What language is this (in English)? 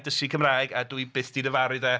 Welsh